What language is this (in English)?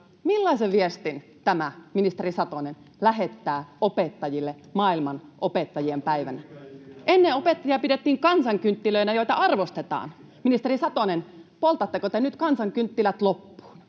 Finnish